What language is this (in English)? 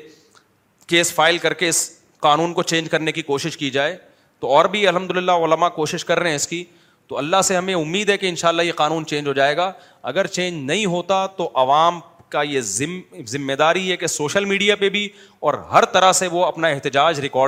Urdu